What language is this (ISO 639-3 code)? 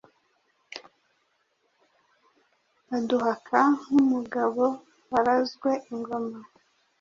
kin